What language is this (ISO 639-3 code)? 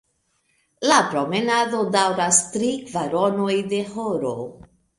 epo